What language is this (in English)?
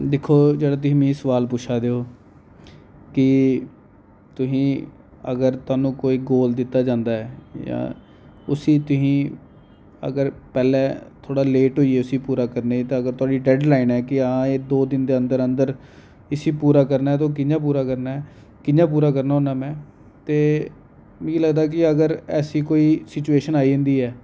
Dogri